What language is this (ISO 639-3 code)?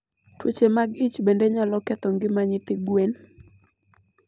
luo